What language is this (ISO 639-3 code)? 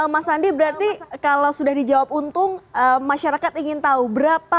ind